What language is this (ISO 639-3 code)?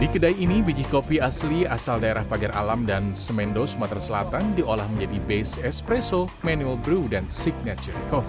ind